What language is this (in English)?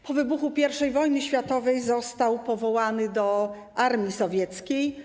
Polish